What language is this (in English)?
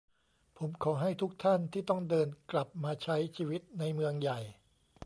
Thai